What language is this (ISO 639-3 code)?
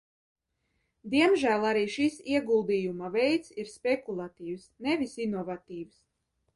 lav